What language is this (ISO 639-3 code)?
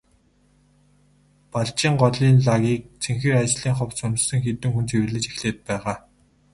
mon